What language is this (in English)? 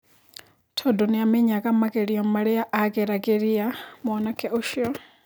Kikuyu